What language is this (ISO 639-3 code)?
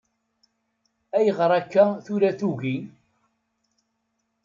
kab